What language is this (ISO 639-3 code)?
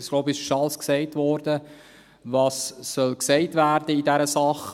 gsw